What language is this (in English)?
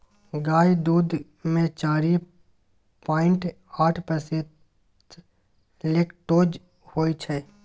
Maithili